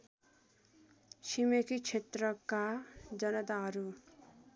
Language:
Nepali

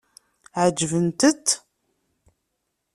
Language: Kabyle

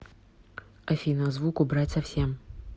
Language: Russian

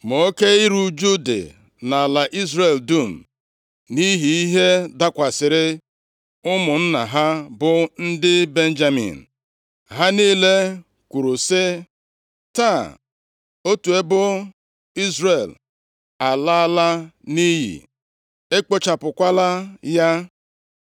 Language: Igbo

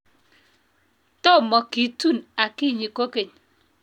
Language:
Kalenjin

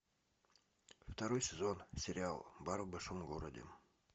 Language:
Russian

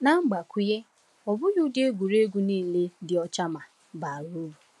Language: Igbo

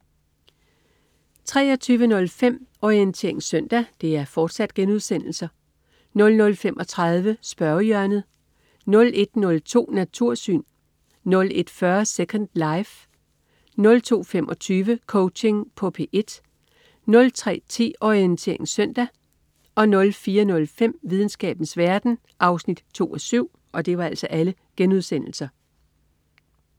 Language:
Danish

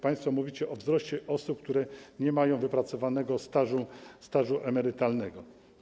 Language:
Polish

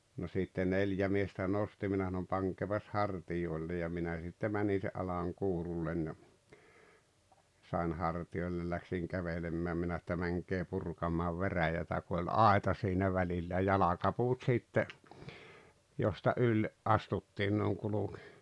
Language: Finnish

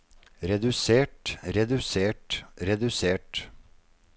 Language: Norwegian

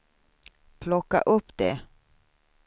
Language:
Swedish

